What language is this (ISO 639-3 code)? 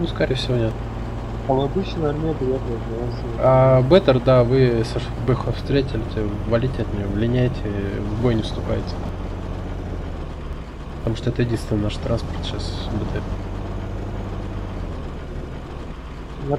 rus